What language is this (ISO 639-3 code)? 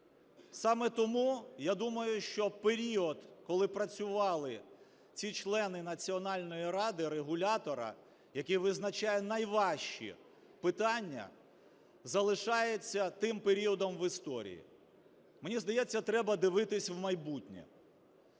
ukr